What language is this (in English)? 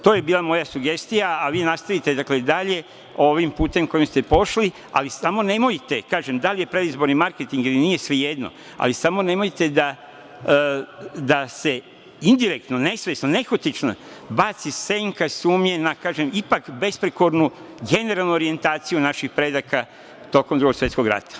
Serbian